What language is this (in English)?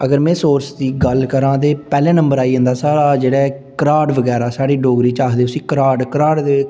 Dogri